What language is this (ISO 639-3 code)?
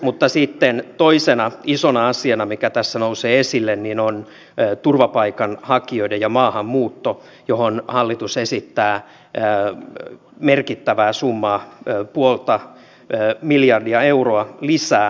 fin